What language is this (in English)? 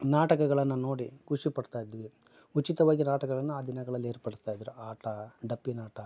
Kannada